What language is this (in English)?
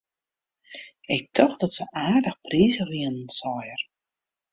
Western Frisian